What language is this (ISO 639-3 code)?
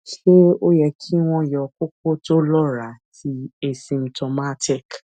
yor